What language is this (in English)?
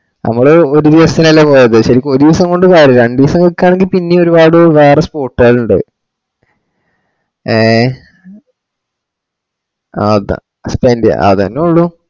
Malayalam